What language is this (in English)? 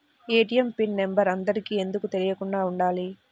Telugu